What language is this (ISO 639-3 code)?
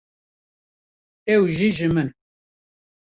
kur